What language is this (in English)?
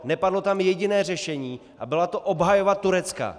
Czech